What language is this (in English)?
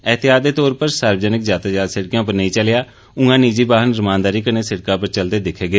Dogri